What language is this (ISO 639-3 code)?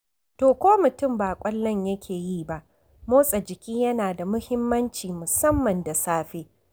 hau